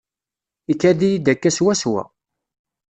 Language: Kabyle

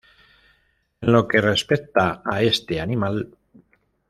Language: Spanish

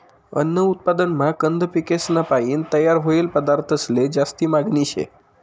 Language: Marathi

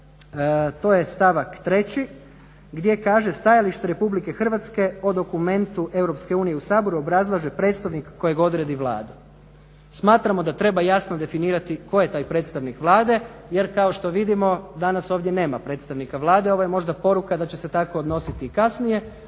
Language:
Croatian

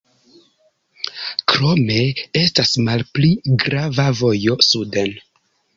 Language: Esperanto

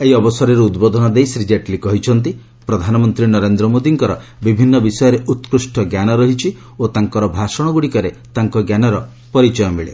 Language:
Odia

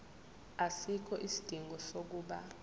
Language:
Zulu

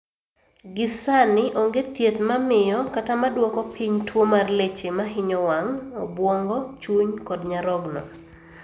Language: Luo (Kenya and Tanzania)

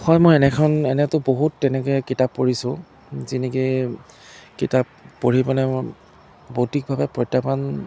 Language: Assamese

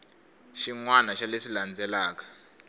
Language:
Tsonga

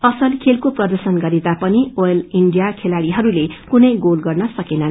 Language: Nepali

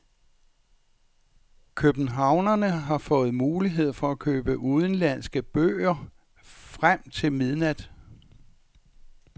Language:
Danish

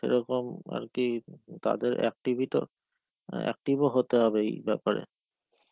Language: Bangla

